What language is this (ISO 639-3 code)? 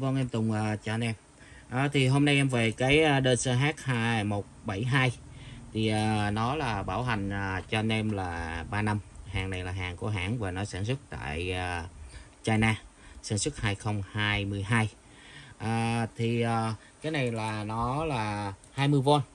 vie